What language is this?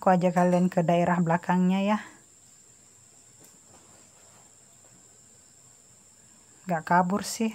Indonesian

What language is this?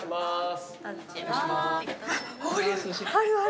Japanese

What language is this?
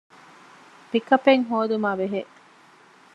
Divehi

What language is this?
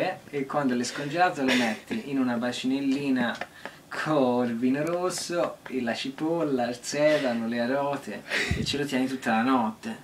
Italian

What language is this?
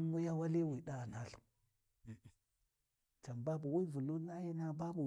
Warji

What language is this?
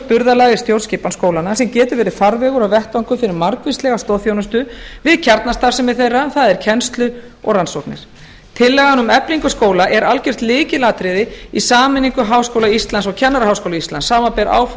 Icelandic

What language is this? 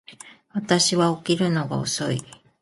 Japanese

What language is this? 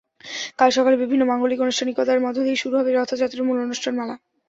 Bangla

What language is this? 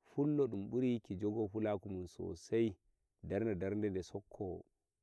Nigerian Fulfulde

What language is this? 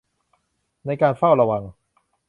Thai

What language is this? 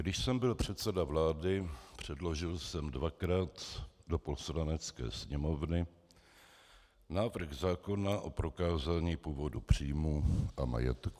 Czech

